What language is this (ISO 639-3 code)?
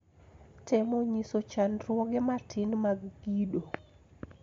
luo